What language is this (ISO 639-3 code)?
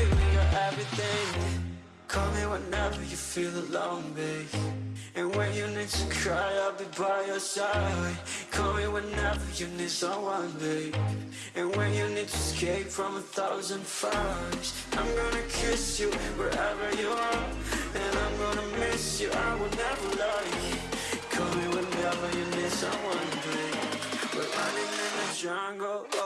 eng